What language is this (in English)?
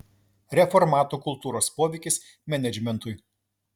Lithuanian